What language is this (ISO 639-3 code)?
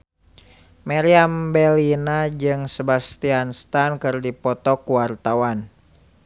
sun